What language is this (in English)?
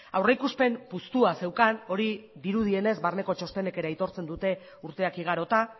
Basque